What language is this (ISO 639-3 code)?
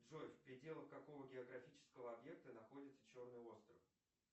rus